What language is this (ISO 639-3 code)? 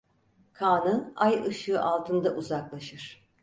tur